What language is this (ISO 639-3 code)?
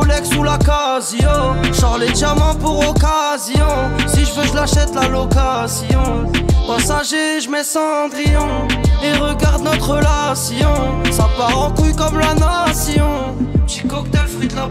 fra